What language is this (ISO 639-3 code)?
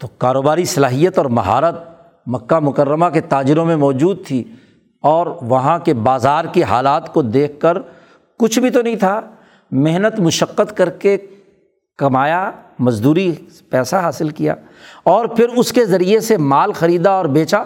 urd